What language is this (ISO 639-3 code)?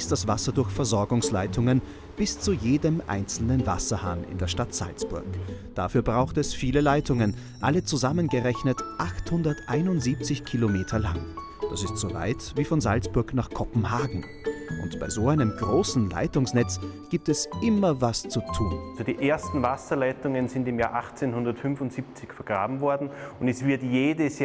deu